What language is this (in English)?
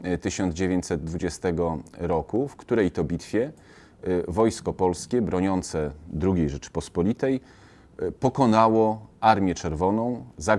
Polish